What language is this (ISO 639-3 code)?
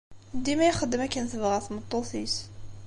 kab